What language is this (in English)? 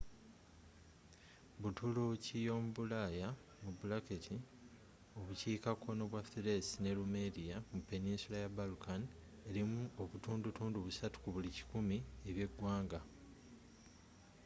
Ganda